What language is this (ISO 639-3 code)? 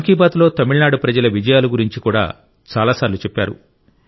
tel